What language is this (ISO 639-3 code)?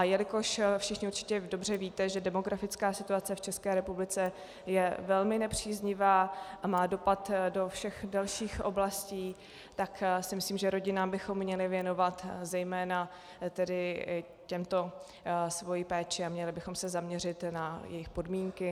ces